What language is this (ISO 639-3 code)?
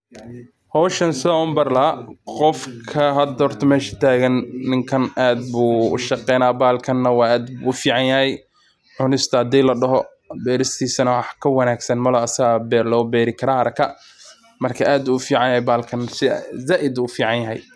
som